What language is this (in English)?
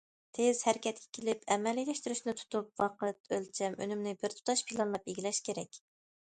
Uyghur